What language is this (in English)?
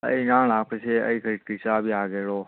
Manipuri